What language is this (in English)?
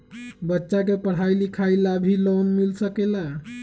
Magahi